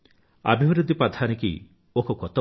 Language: Telugu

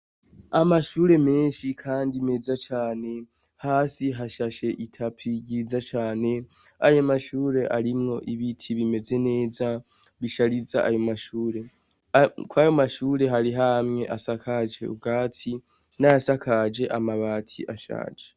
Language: Rundi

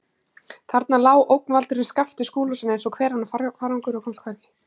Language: Icelandic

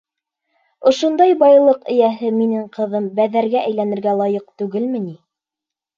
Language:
Bashkir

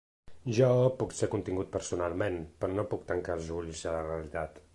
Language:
Catalan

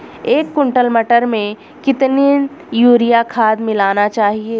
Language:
Hindi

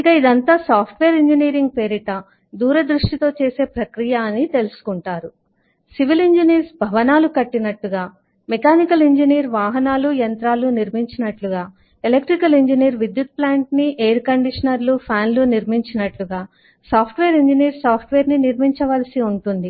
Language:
Telugu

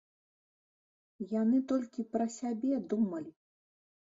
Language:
Belarusian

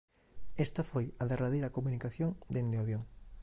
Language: Galician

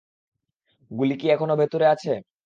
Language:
Bangla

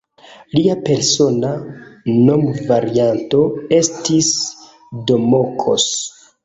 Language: Esperanto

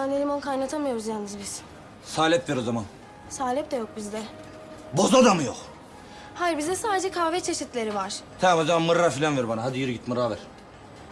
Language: Turkish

